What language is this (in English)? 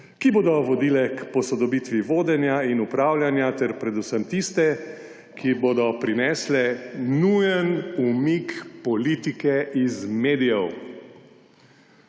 Slovenian